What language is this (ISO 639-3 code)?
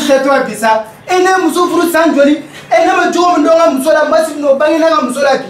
kor